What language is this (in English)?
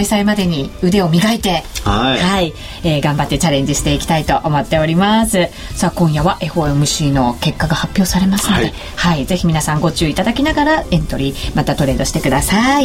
Japanese